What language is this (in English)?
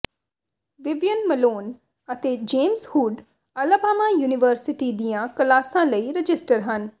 Punjabi